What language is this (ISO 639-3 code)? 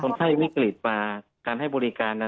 tha